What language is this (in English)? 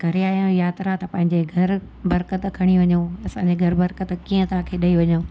Sindhi